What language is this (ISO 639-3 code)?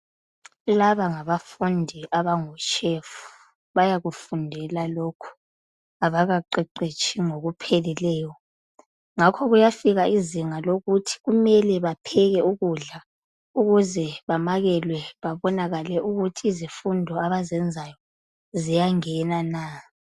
nde